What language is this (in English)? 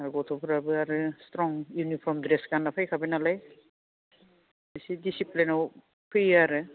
Bodo